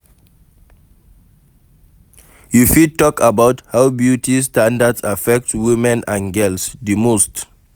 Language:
Nigerian Pidgin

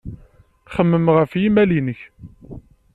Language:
Kabyle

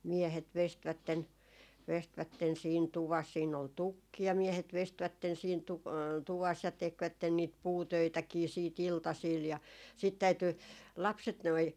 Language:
Finnish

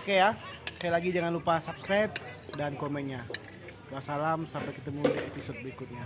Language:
Indonesian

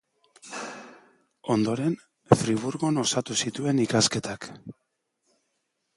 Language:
Basque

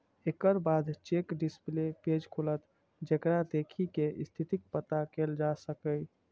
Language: Maithili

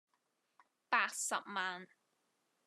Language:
Cantonese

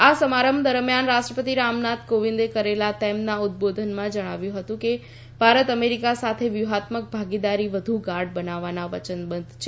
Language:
Gujarati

